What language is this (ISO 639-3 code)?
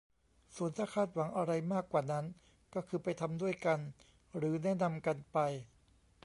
tha